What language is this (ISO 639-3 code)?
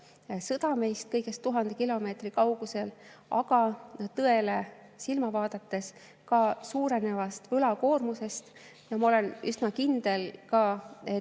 est